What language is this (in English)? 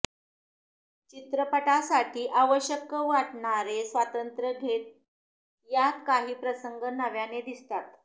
Marathi